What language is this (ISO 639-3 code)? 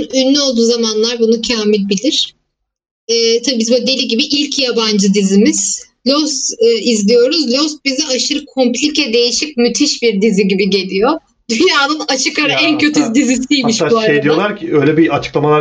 tur